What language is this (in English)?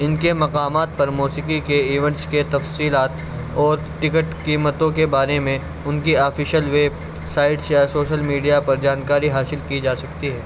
Urdu